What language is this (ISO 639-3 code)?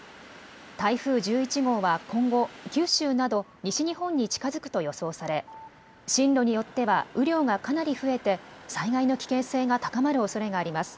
jpn